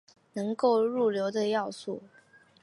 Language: Chinese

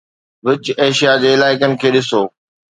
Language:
Sindhi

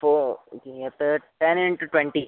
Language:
Sanskrit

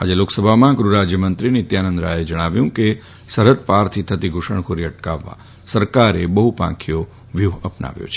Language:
Gujarati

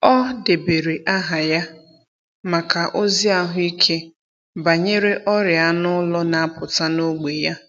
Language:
Igbo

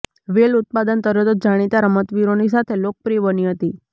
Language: Gujarati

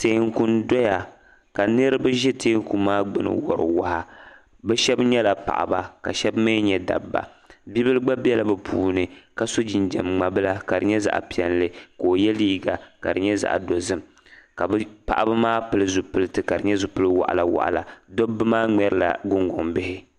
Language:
Dagbani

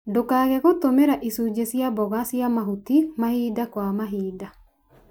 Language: Kikuyu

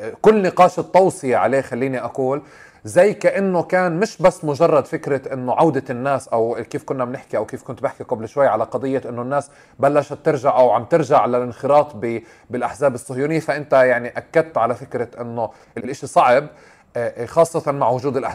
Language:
Arabic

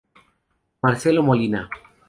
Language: Spanish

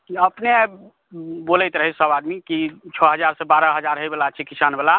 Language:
Maithili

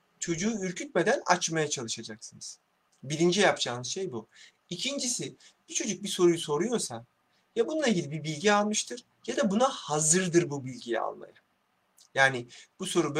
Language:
Turkish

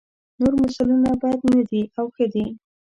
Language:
Pashto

